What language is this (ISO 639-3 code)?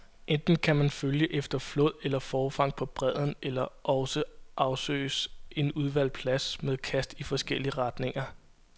dan